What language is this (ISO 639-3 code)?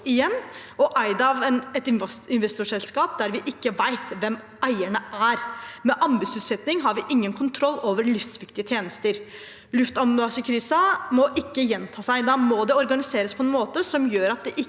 nor